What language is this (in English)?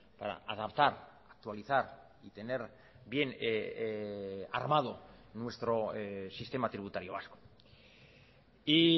Spanish